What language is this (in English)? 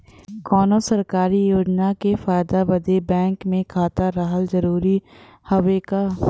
Bhojpuri